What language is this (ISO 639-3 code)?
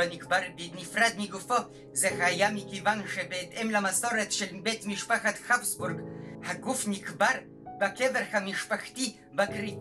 heb